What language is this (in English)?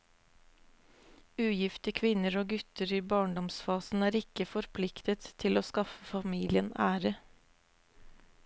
Norwegian